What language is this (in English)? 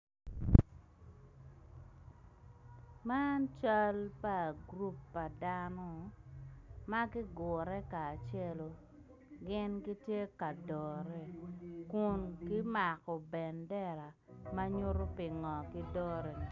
Acoli